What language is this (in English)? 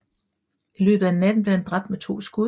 Danish